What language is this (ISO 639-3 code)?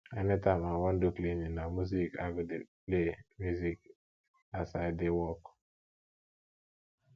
pcm